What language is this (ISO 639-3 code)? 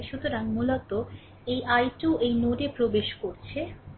ben